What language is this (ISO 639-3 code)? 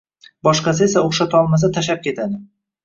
uzb